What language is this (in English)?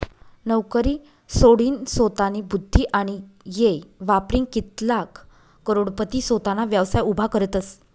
Marathi